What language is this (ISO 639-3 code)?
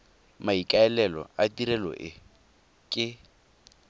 tsn